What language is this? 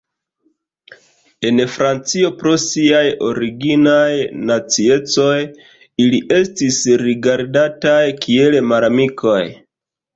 Esperanto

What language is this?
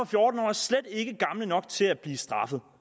Danish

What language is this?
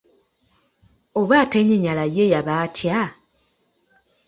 Ganda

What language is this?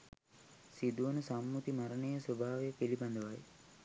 Sinhala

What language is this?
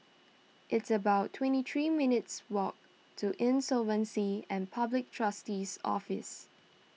English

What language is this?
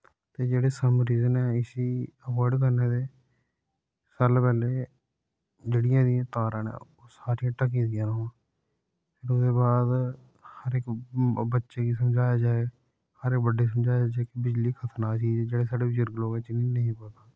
Dogri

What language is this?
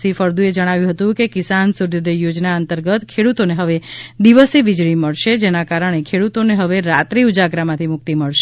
Gujarati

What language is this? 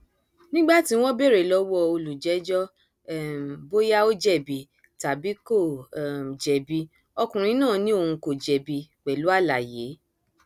Yoruba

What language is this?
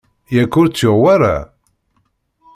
Kabyle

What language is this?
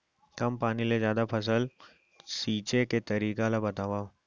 Chhattisgarhi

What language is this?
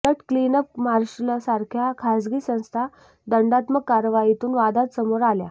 Marathi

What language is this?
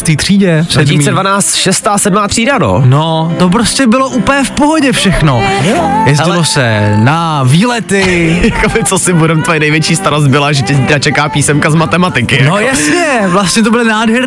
Czech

